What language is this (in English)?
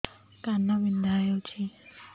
Odia